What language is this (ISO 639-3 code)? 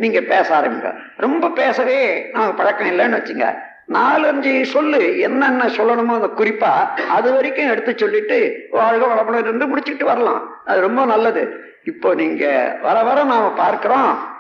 tam